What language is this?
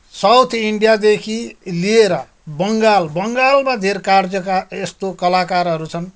Nepali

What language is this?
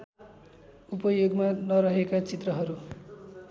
Nepali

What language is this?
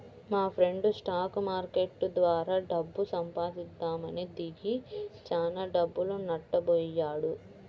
Telugu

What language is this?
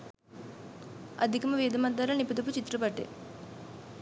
Sinhala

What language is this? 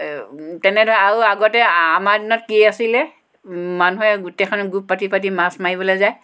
Assamese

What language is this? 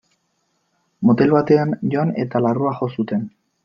Basque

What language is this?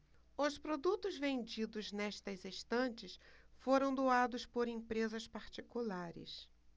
Portuguese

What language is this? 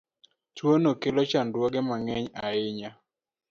Luo (Kenya and Tanzania)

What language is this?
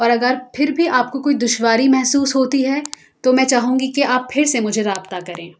Urdu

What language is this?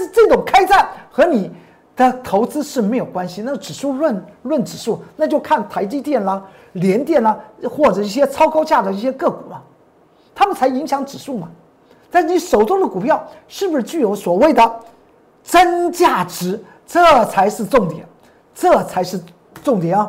Chinese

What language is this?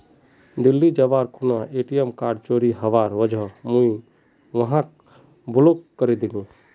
Magahi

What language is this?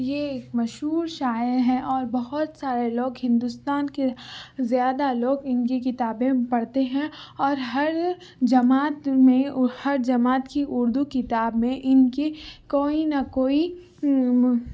Urdu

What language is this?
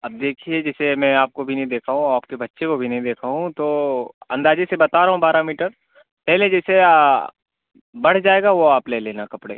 Urdu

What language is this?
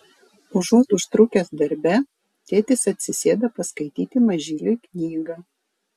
Lithuanian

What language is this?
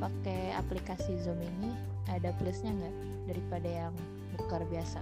Indonesian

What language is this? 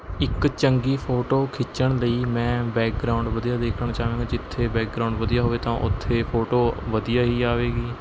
Punjabi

